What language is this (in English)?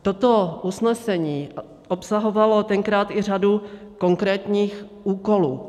Czech